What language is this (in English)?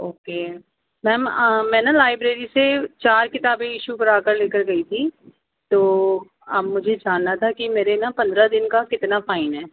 Urdu